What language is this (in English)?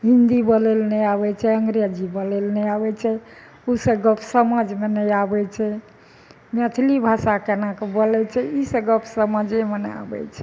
Maithili